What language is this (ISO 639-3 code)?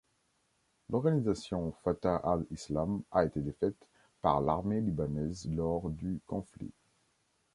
fra